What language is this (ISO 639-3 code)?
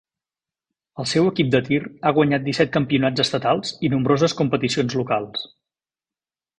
cat